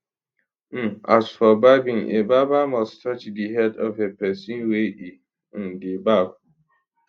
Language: Nigerian Pidgin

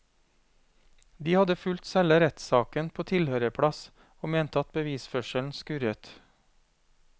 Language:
Norwegian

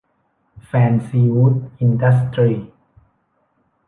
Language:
Thai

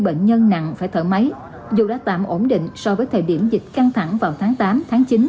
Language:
Vietnamese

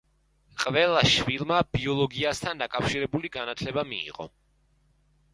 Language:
Georgian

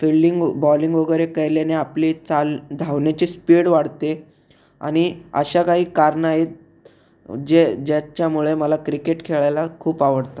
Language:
Marathi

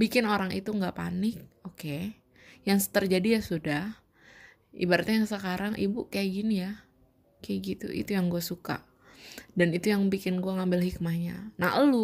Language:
Indonesian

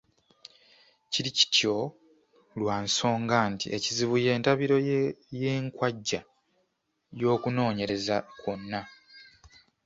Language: Ganda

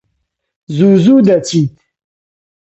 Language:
Central Kurdish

